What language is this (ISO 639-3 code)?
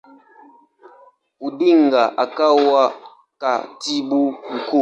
swa